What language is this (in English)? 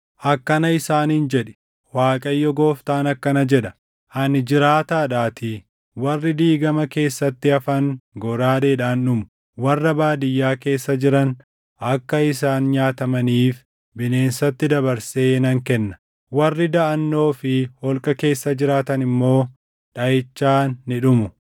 Oromo